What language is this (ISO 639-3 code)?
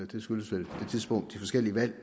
dan